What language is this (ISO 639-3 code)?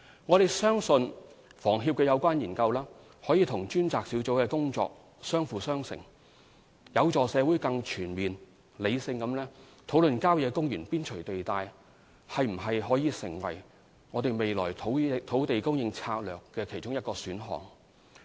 yue